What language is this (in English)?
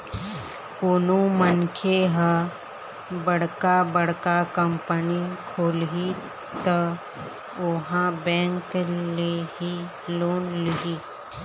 Chhattisgarhi